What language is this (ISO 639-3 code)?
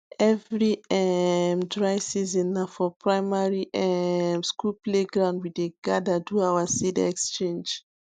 pcm